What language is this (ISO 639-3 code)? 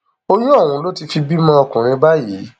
yor